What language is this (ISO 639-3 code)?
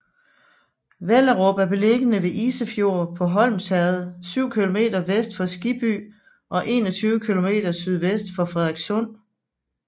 dan